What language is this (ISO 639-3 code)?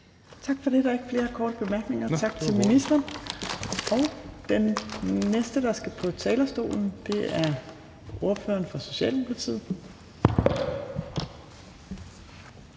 dan